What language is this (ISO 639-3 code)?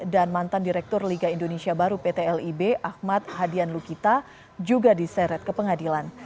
ind